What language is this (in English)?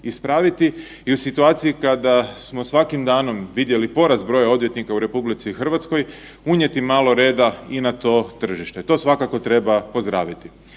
Croatian